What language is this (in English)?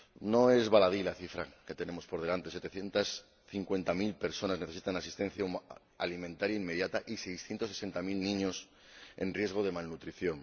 Spanish